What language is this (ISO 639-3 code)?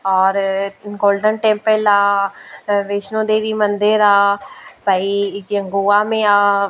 snd